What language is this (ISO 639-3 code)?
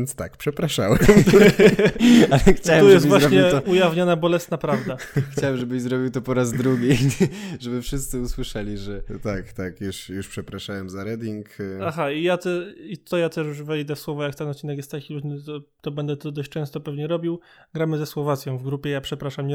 pol